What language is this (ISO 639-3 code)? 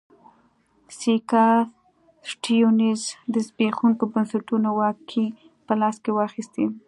pus